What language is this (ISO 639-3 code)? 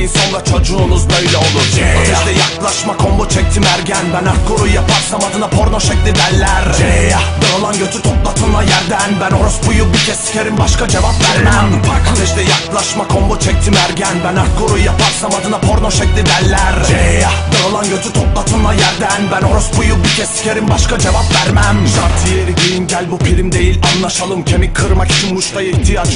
tur